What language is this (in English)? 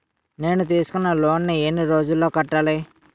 Telugu